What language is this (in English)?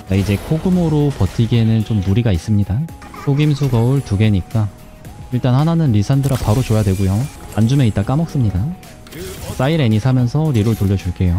Korean